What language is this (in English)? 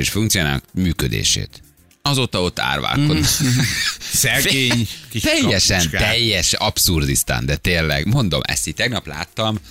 Hungarian